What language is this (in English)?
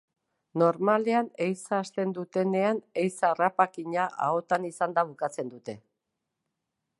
Basque